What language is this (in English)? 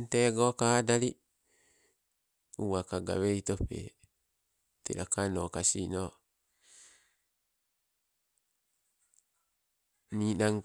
Sibe